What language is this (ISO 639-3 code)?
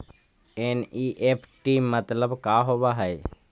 mag